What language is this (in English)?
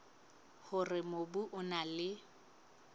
Southern Sotho